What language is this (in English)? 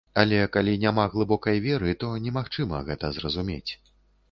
Belarusian